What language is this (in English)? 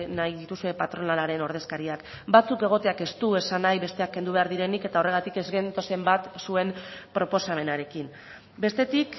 Basque